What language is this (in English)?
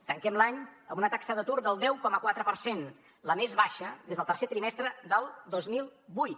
Catalan